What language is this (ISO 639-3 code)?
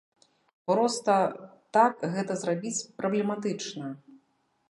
bel